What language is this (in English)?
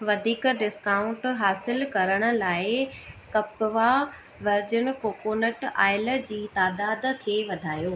Sindhi